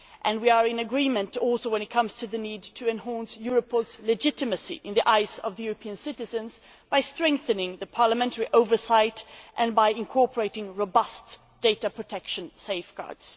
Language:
English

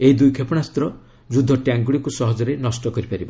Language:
Odia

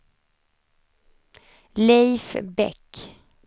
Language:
Swedish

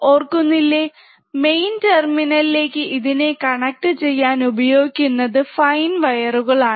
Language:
Malayalam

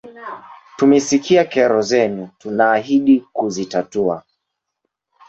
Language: Swahili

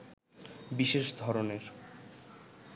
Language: Bangla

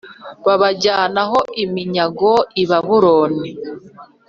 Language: Kinyarwanda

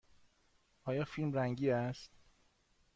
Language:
Persian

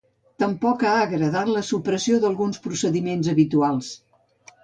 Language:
Catalan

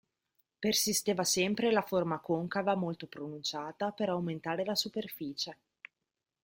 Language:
Italian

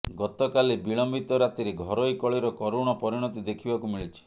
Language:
Odia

